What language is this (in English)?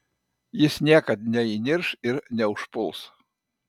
Lithuanian